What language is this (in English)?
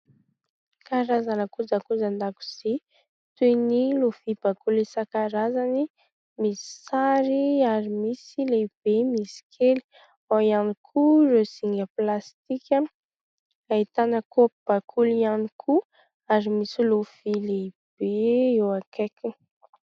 Malagasy